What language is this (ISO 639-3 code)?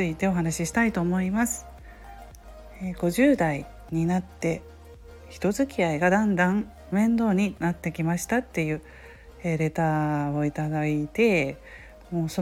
jpn